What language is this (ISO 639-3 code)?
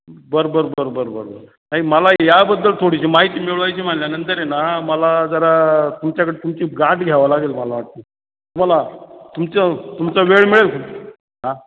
mar